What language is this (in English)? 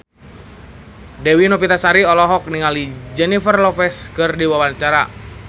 Sundanese